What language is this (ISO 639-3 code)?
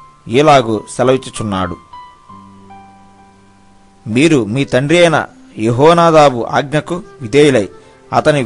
hin